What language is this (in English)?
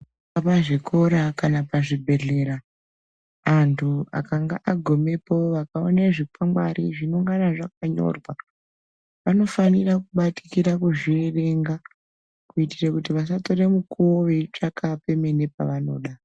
Ndau